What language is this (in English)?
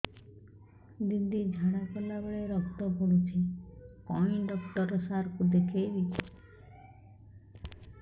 Odia